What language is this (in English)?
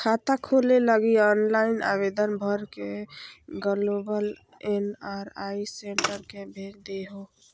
Magahi